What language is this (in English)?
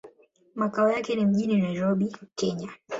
Swahili